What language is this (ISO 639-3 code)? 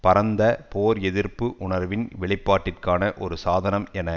tam